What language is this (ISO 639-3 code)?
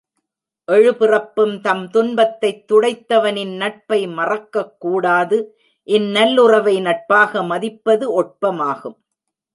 tam